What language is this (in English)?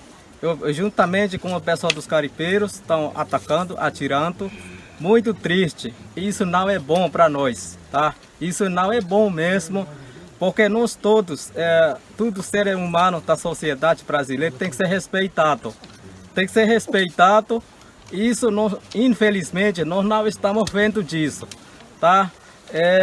Portuguese